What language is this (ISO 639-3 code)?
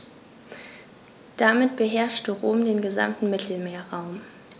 deu